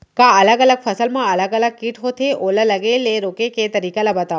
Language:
Chhattisgarhi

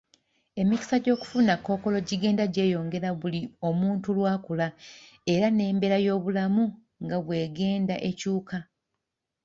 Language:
Ganda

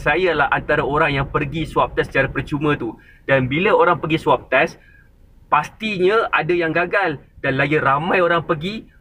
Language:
Malay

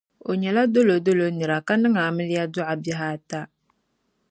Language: Dagbani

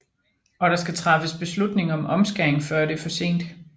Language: Danish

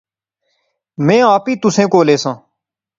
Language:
Pahari-Potwari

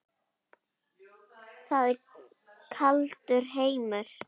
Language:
Icelandic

